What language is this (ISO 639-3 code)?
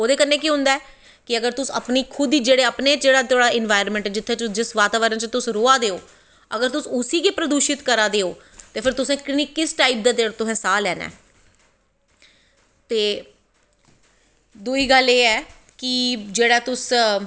doi